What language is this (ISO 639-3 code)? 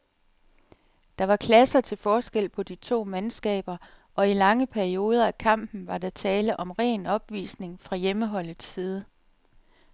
dan